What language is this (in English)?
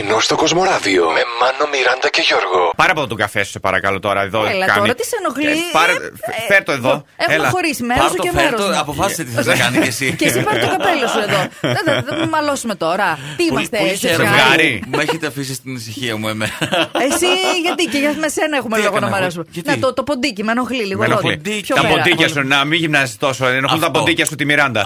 Greek